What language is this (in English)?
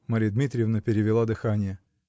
Russian